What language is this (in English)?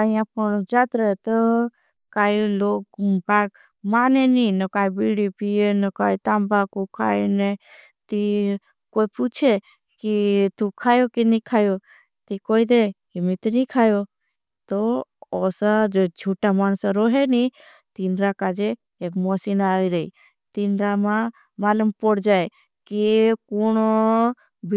Bhili